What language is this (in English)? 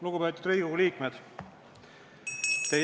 Estonian